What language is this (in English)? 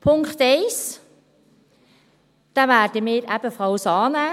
Swiss German